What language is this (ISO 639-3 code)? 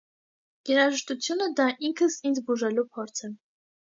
hye